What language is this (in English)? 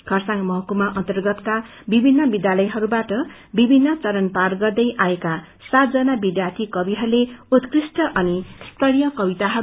Nepali